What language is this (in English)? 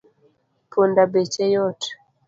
Luo (Kenya and Tanzania)